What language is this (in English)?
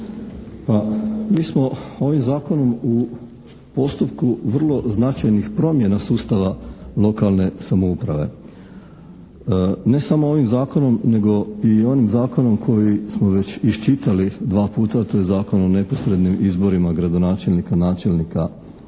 Croatian